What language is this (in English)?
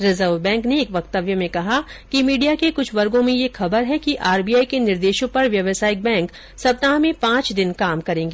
Hindi